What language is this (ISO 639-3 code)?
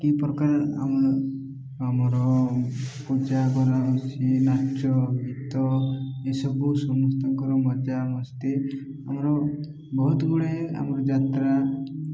ori